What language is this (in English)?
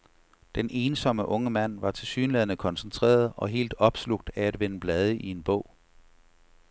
Danish